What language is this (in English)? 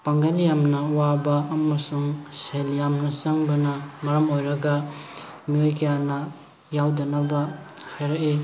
Manipuri